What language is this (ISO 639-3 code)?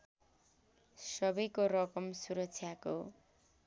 nep